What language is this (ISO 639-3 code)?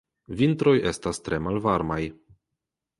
epo